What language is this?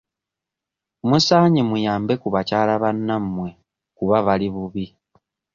Ganda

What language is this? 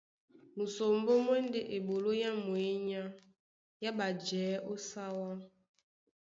Duala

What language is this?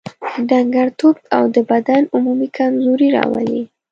Pashto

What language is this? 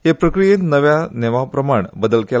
Konkani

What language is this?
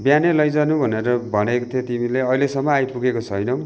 Nepali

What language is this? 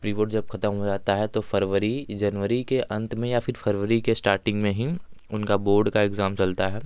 Hindi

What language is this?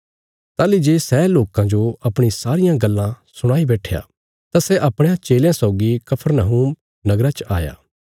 Bilaspuri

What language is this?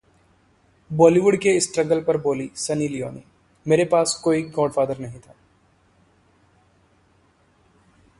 Hindi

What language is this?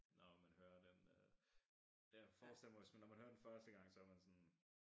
Danish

